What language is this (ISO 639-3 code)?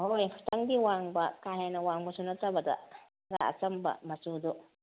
mni